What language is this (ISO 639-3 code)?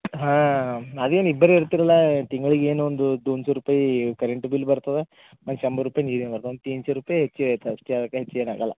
kan